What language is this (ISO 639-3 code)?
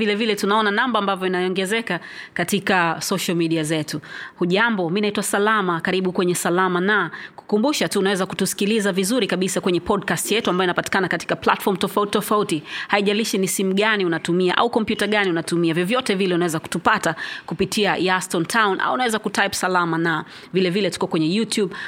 swa